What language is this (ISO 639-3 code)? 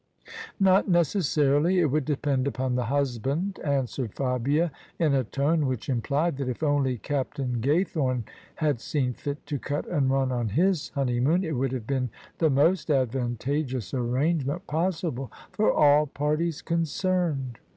eng